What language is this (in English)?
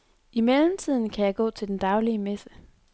Danish